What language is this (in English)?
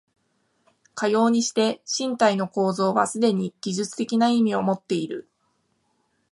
Japanese